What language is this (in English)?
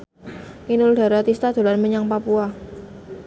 Javanese